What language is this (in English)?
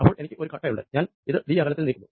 Malayalam